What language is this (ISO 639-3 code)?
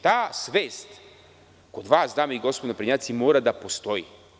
srp